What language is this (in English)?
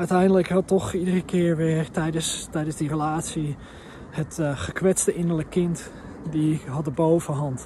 Dutch